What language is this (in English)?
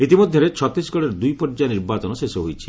Odia